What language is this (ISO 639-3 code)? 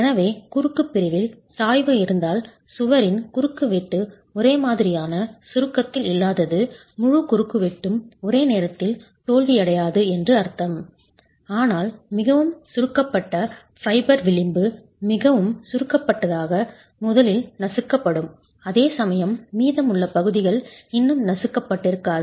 tam